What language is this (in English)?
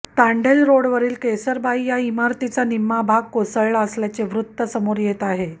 Marathi